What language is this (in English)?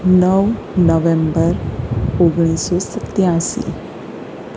Gujarati